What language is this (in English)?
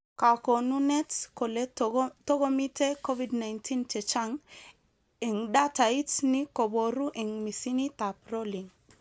Kalenjin